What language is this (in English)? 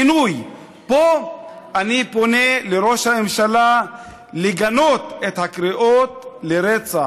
Hebrew